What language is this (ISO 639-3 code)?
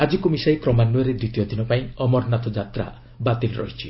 ori